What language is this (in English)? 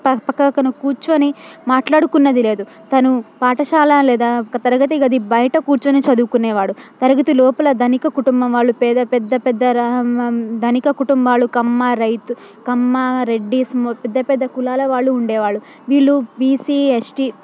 Telugu